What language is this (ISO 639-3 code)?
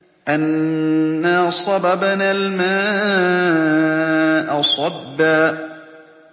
ara